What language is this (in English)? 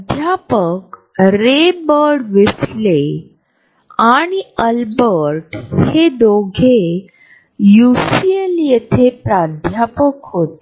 Marathi